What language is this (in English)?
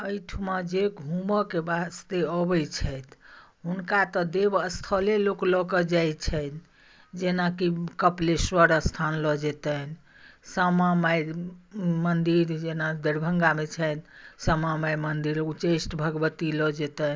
Maithili